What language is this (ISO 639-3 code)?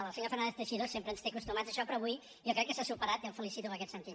cat